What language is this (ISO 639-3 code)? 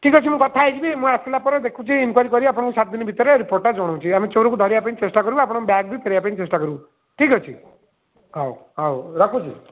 ori